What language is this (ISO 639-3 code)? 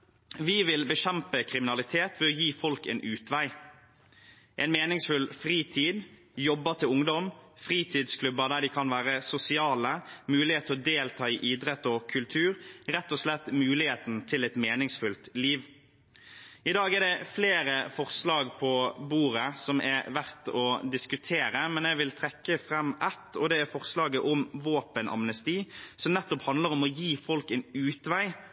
nob